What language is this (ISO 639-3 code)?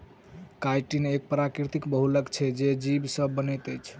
mai